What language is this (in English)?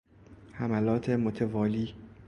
Persian